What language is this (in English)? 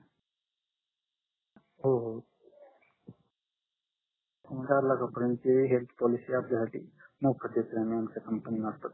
Marathi